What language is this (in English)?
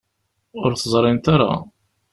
Kabyle